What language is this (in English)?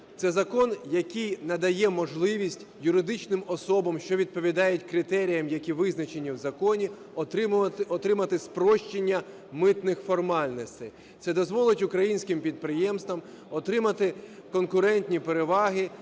Ukrainian